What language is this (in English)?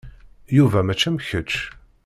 Kabyle